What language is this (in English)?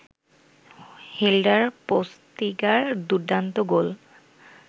Bangla